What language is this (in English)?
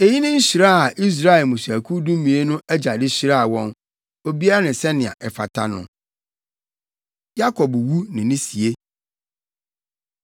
Akan